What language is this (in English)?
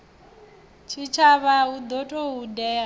Venda